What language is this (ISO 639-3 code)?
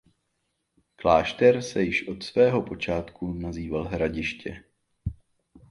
ces